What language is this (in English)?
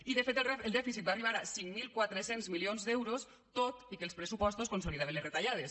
Catalan